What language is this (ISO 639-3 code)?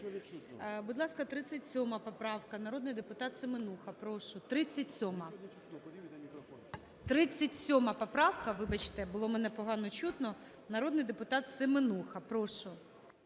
ukr